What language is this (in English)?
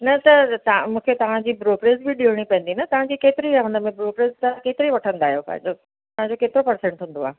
Sindhi